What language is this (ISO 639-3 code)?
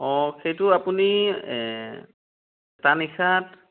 asm